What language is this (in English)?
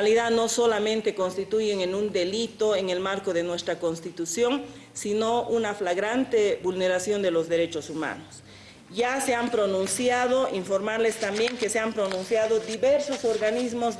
Spanish